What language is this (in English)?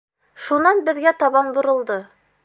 Bashkir